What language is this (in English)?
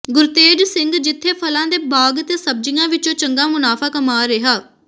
Punjabi